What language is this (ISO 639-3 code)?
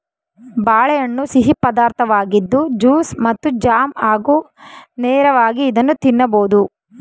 kan